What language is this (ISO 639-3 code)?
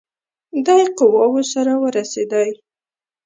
pus